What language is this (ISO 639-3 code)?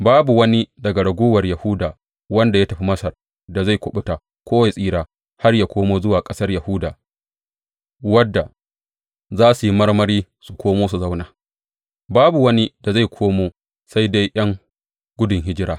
hau